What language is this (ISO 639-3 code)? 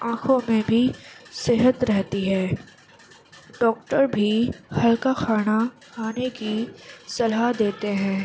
urd